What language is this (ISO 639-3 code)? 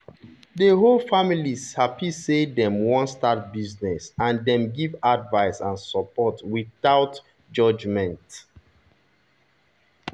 pcm